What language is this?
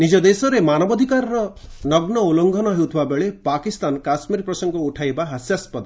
Odia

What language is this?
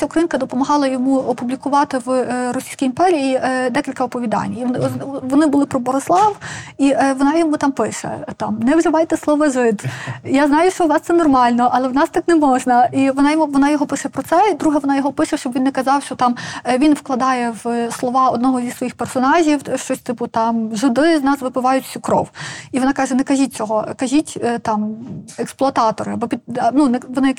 Ukrainian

